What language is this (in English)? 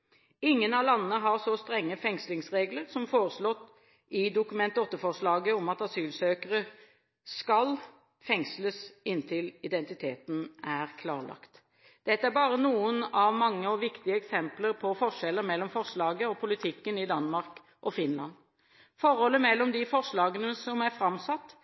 Norwegian Bokmål